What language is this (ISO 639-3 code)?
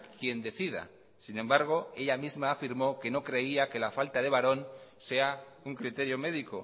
spa